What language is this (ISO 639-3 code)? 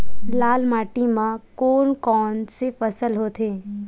hne